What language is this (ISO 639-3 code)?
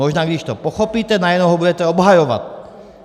ces